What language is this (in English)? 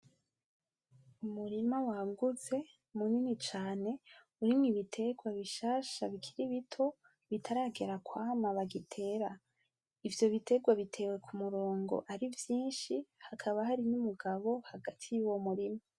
Rundi